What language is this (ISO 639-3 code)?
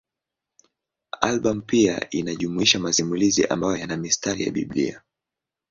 swa